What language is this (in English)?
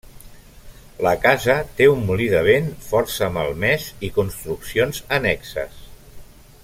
Catalan